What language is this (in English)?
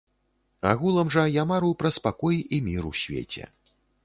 Belarusian